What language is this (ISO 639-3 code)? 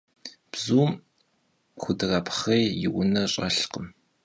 kbd